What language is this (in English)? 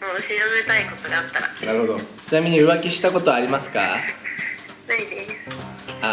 Japanese